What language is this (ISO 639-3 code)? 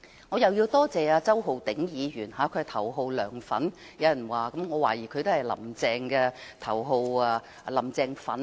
yue